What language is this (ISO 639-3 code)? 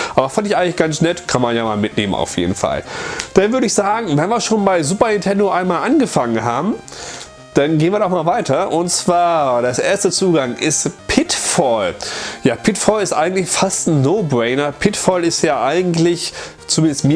deu